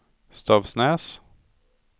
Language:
Swedish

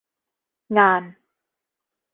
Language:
Thai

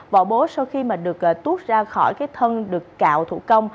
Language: Vietnamese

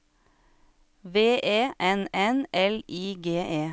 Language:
Norwegian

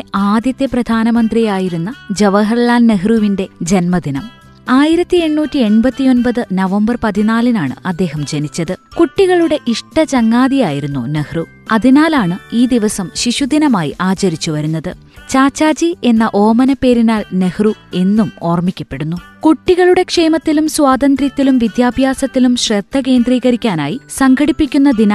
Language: Malayalam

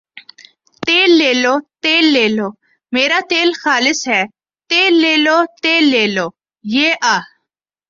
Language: Urdu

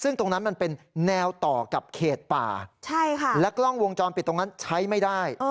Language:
Thai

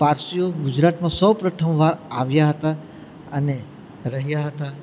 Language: Gujarati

